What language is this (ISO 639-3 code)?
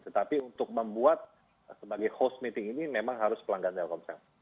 ind